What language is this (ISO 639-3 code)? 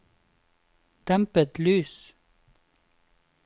nor